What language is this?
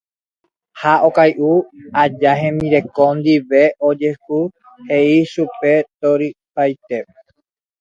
Guarani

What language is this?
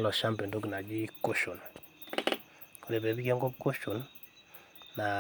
Masai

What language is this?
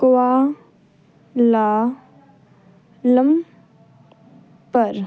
Punjabi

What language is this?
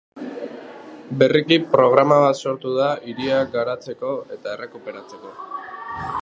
Basque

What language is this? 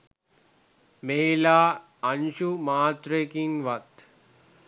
Sinhala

